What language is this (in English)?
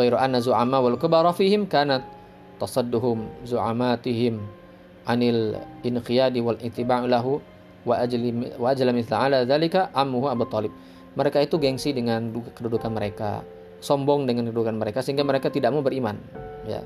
Indonesian